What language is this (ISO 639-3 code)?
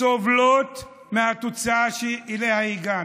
heb